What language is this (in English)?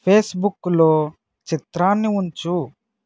Telugu